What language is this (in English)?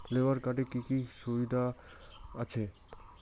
Bangla